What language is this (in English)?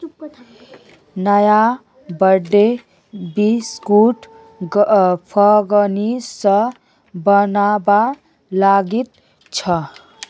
Magahi